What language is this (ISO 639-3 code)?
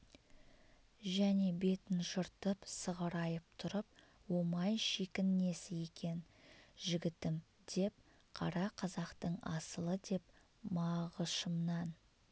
kaz